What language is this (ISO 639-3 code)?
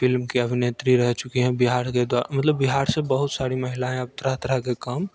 hin